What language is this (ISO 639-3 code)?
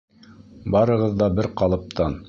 bak